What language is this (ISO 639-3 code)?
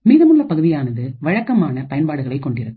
tam